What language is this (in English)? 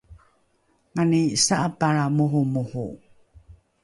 Rukai